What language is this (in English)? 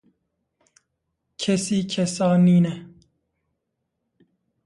Kurdish